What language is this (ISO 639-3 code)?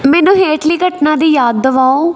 pan